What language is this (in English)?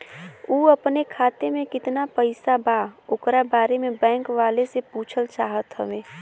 Bhojpuri